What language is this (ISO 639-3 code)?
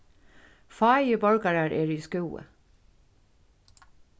fao